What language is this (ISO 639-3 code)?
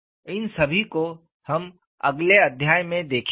hin